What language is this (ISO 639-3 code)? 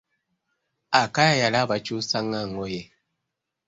lug